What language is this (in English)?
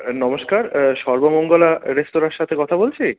Bangla